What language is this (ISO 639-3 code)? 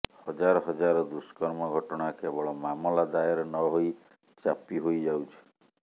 ori